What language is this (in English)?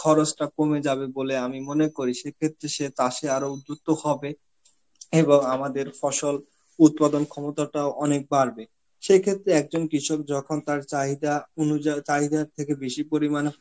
Bangla